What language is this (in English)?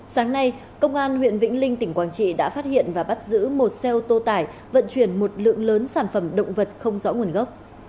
Vietnamese